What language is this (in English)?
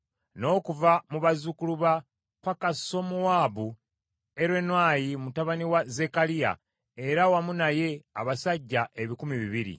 Ganda